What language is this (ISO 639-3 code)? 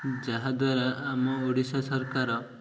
ori